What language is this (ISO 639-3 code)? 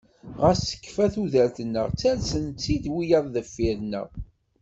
kab